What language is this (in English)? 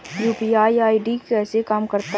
Hindi